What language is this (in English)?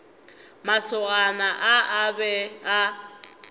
Northern Sotho